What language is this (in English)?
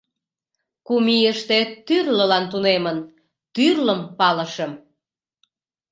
Mari